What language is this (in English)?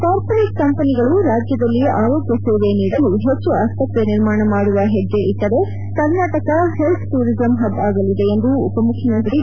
Kannada